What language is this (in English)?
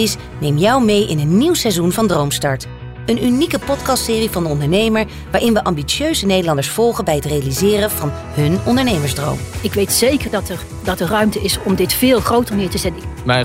Dutch